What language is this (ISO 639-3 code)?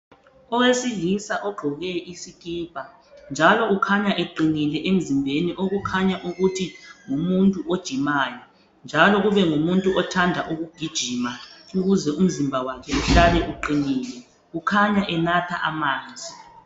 nde